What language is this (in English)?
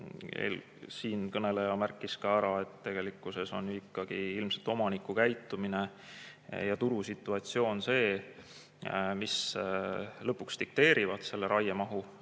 Estonian